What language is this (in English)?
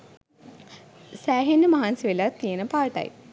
Sinhala